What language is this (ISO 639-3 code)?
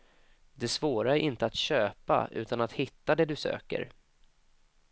swe